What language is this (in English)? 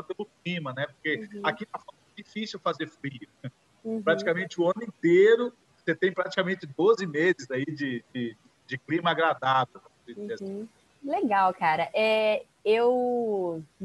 Portuguese